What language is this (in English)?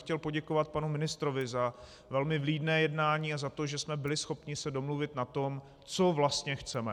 Czech